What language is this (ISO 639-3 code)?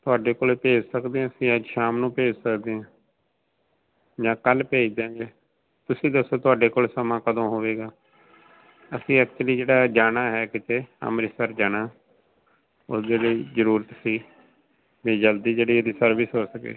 pan